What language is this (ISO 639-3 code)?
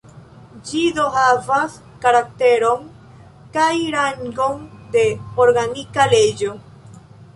epo